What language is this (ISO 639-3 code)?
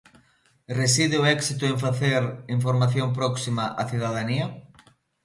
glg